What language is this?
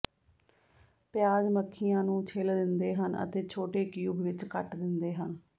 Punjabi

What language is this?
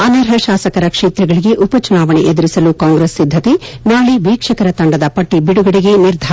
Kannada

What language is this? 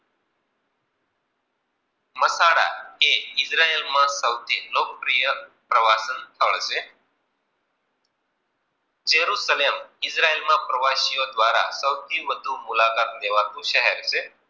Gujarati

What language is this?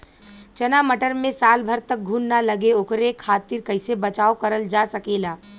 Bhojpuri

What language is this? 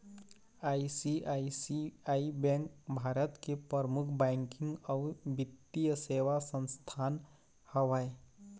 Chhattisgarhi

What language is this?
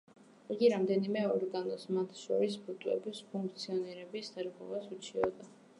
Georgian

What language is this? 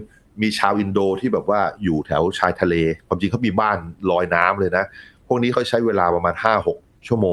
Thai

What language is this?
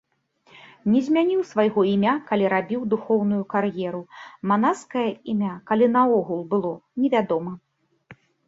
Belarusian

